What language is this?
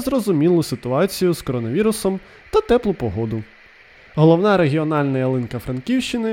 Ukrainian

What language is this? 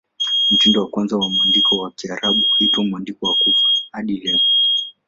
Swahili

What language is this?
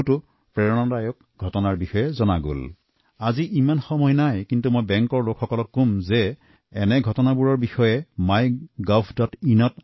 Assamese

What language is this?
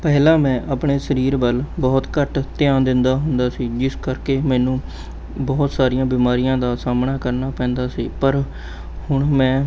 Punjabi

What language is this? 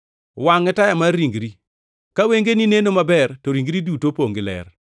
Luo (Kenya and Tanzania)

